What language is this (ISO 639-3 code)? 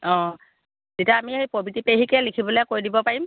asm